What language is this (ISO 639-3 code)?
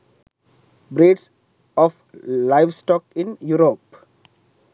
sin